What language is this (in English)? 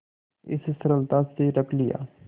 Hindi